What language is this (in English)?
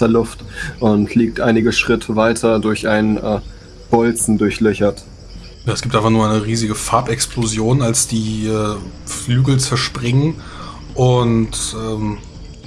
German